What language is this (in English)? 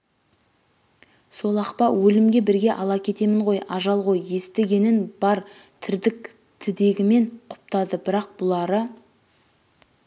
Kazakh